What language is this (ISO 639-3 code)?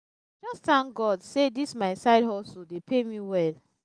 pcm